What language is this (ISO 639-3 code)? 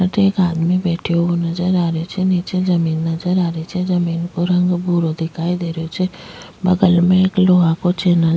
raj